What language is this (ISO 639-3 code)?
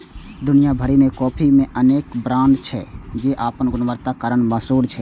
mai